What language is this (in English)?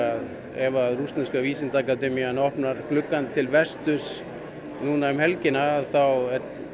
Icelandic